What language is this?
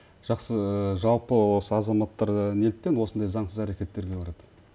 Kazakh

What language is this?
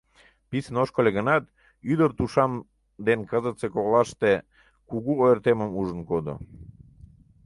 Mari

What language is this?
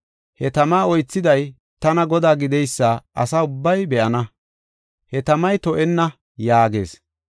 Gofa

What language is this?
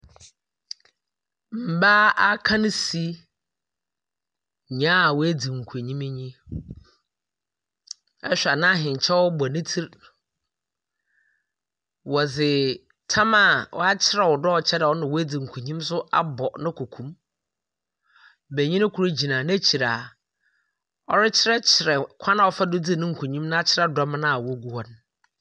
Akan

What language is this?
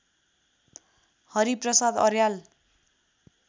Nepali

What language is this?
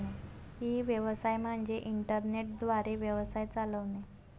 Marathi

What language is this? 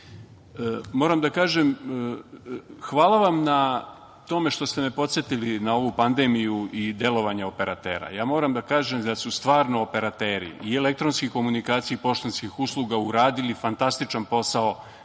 Serbian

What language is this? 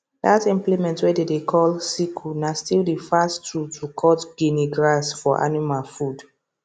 Nigerian Pidgin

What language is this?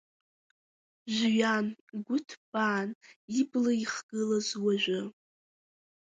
Abkhazian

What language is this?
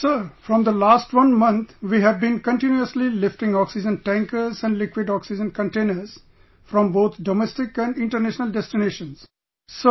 English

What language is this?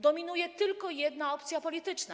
Polish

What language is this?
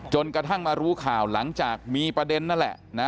Thai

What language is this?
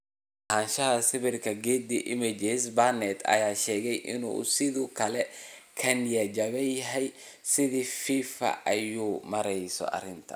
Somali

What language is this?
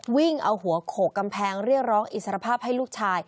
Thai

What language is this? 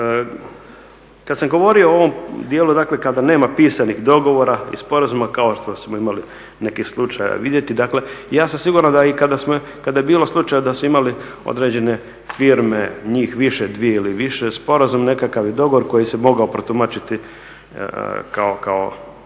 Croatian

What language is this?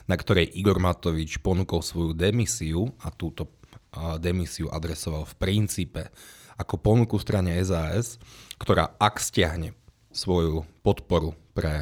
Slovak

